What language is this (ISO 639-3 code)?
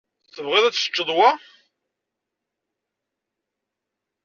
kab